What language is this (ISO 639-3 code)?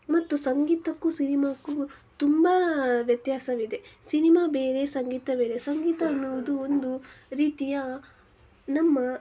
kan